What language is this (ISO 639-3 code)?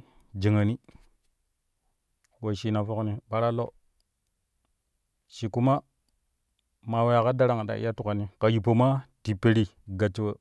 kuh